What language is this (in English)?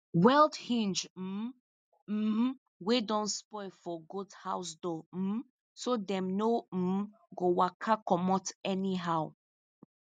Nigerian Pidgin